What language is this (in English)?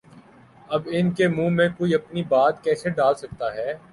Urdu